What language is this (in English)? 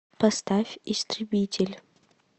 Russian